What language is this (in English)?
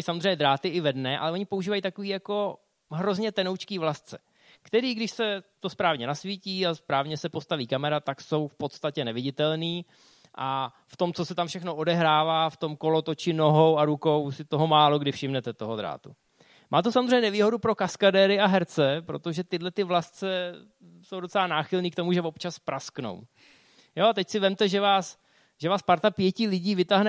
Czech